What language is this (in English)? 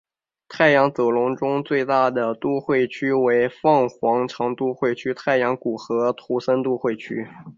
Chinese